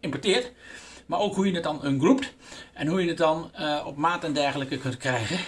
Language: Dutch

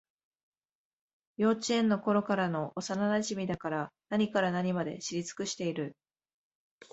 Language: Japanese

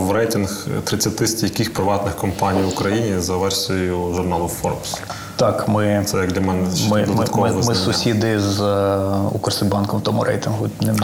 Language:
Ukrainian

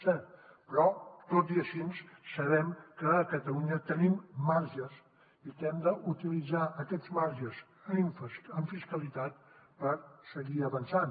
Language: Catalan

